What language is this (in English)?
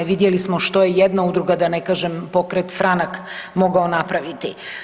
Croatian